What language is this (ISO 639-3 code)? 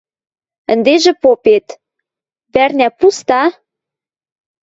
mrj